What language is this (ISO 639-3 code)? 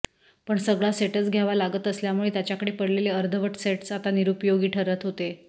mar